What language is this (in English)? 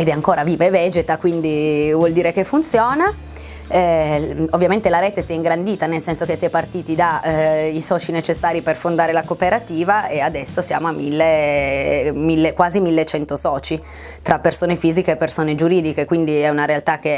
Italian